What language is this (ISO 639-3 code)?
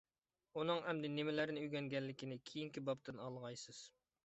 uig